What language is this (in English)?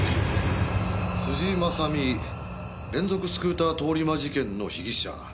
Japanese